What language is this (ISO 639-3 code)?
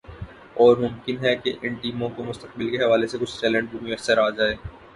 urd